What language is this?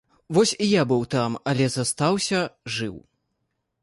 Belarusian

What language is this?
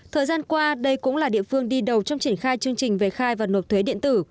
Vietnamese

